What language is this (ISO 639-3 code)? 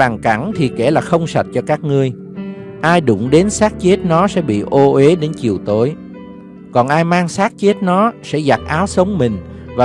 vie